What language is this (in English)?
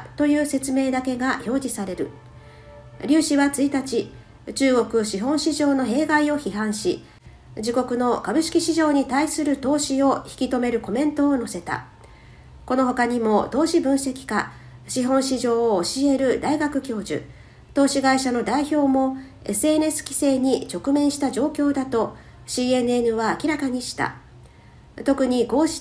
Japanese